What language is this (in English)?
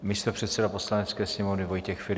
Czech